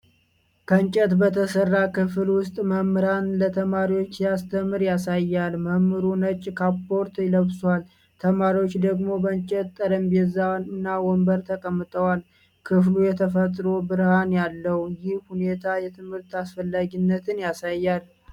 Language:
Amharic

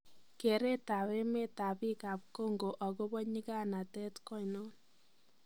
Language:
Kalenjin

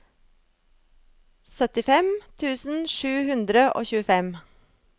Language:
Norwegian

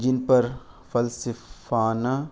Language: Urdu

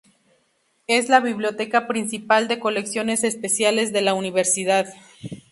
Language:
Spanish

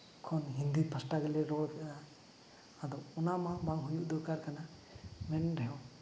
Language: Santali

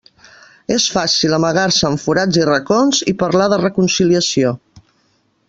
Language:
Catalan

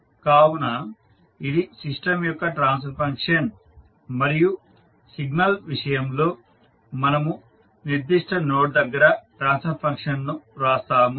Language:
Telugu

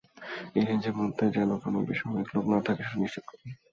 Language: Bangla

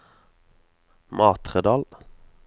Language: Norwegian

